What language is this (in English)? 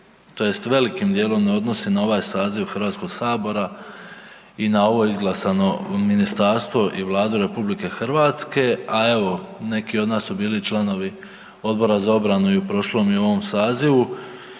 Croatian